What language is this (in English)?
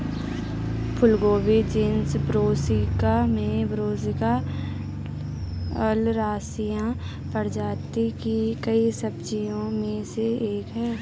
Hindi